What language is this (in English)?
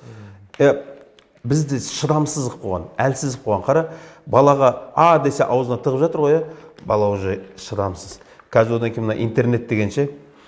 Turkish